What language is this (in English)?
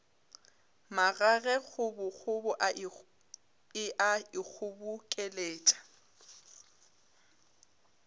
Northern Sotho